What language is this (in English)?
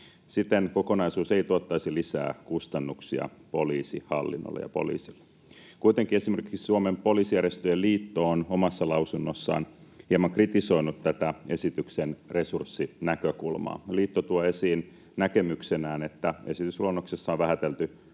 Finnish